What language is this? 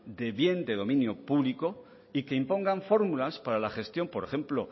Spanish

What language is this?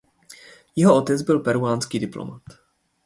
Czech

